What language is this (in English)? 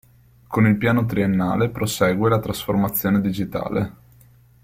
Italian